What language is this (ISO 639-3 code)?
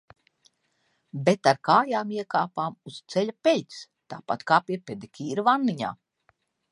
lav